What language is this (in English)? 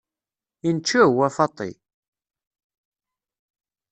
Kabyle